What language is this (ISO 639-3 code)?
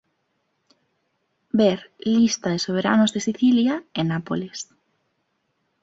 glg